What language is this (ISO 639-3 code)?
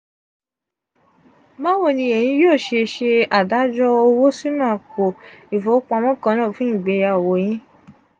yor